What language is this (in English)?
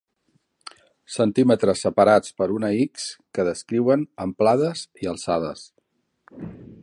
Catalan